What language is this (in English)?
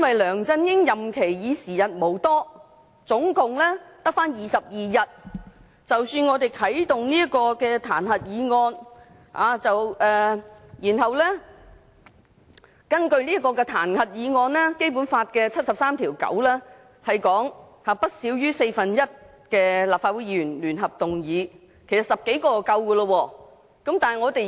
Cantonese